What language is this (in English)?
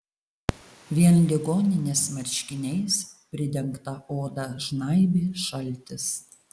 Lithuanian